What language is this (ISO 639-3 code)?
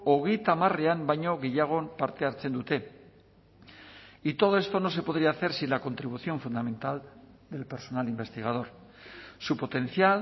spa